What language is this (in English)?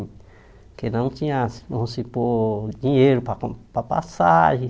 Portuguese